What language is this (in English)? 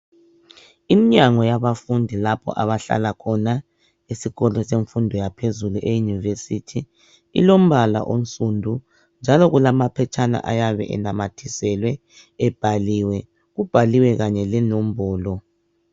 North Ndebele